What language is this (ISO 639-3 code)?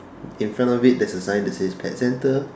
eng